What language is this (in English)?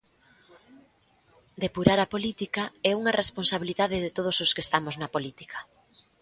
Galician